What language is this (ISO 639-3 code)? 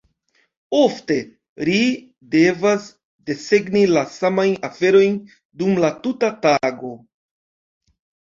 epo